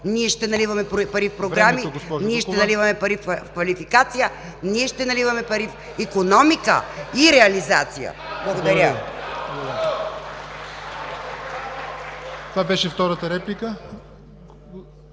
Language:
Bulgarian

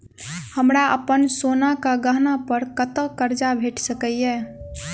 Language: Maithili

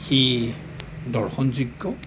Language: Assamese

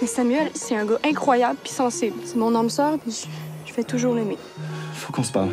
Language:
French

